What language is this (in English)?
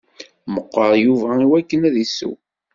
Kabyle